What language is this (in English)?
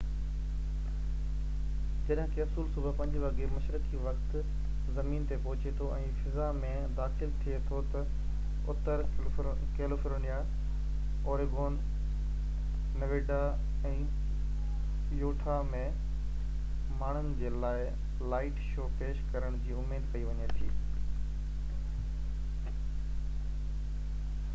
Sindhi